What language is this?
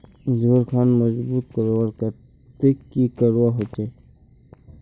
Magahi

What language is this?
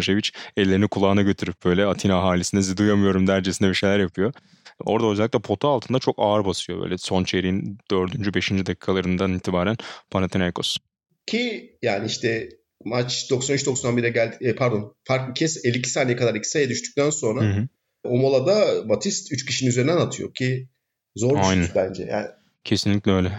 Turkish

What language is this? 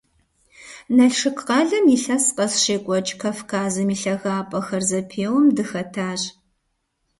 Kabardian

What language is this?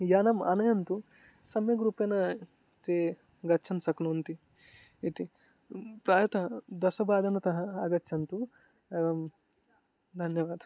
Sanskrit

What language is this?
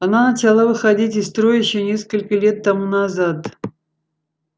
Russian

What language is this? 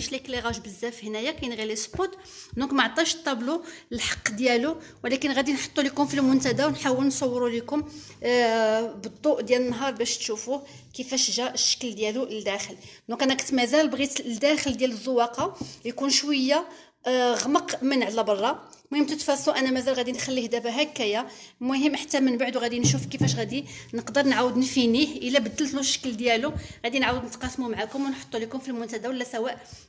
Arabic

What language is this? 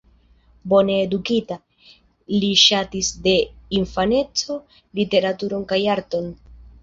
Esperanto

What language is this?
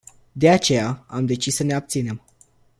Romanian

